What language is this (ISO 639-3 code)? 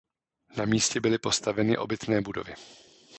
ces